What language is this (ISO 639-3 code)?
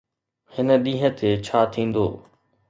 snd